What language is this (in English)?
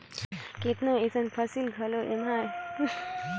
Chhattisgarhi